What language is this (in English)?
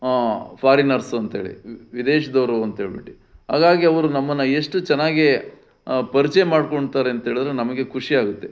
Kannada